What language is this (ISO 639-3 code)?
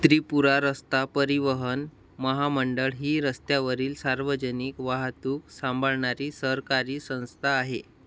mar